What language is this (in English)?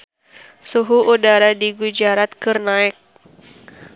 Sundanese